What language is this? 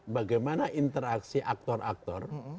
Indonesian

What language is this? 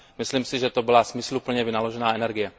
Czech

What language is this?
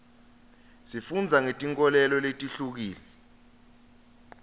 Swati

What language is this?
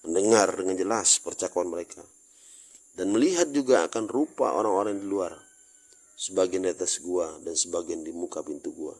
Indonesian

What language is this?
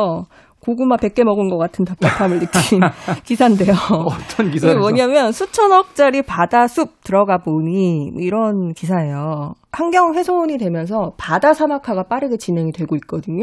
Korean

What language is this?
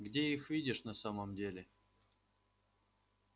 Russian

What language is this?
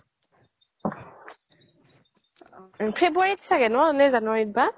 Assamese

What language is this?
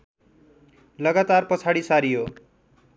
Nepali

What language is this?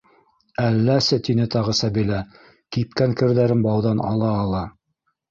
Bashkir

